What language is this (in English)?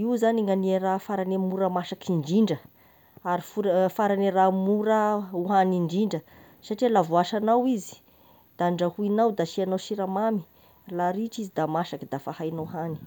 Tesaka Malagasy